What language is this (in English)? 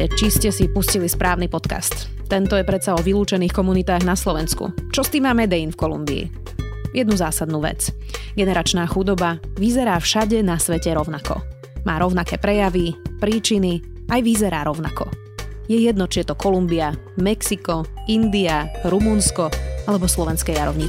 Slovak